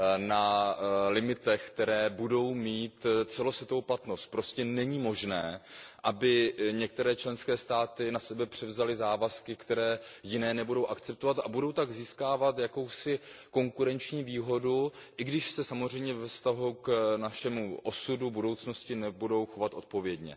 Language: Czech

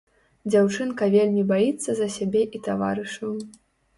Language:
Belarusian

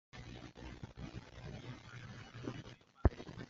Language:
Chinese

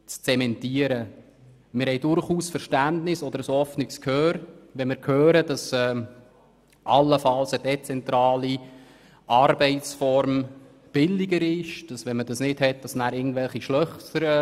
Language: Swiss German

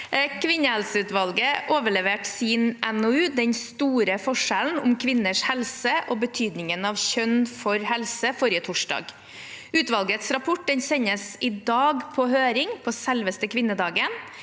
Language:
Norwegian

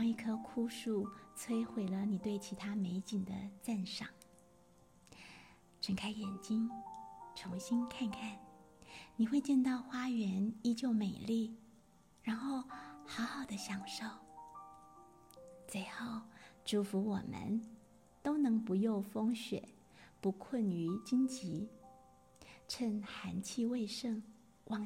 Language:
Chinese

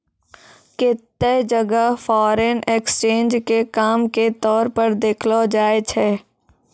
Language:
Maithili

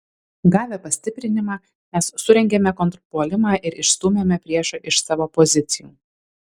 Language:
Lithuanian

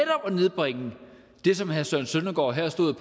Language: Danish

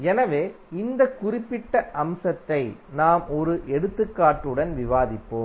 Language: Tamil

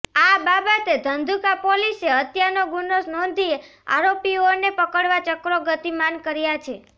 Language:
Gujarati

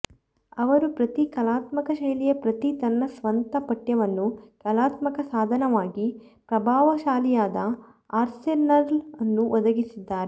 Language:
Kannada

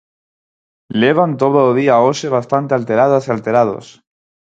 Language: Galician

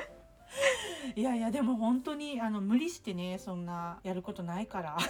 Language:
Japanese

